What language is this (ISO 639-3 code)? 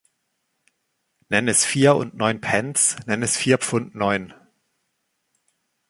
deu